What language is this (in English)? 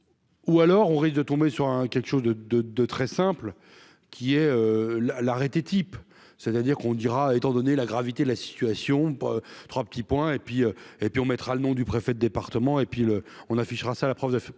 French